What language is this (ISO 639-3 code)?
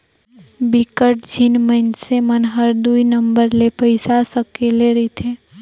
hne